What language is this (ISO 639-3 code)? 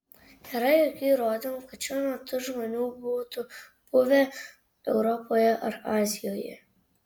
lit